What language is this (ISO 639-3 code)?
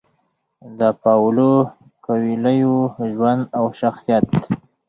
pus